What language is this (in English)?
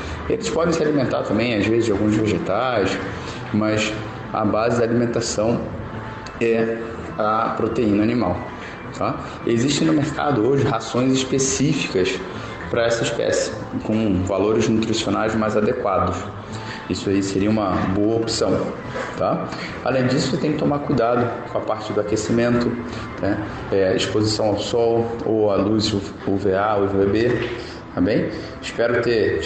Portuguese